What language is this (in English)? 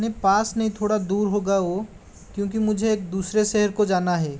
Hindi